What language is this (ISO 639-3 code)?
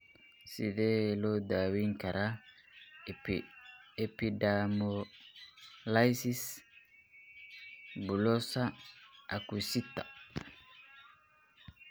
som